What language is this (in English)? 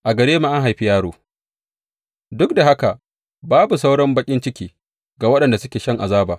Hausa